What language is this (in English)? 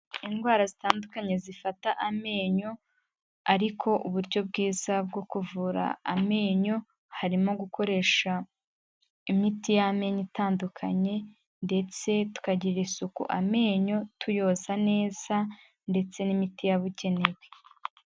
Kinyarwanda